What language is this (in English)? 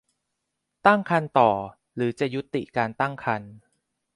Thai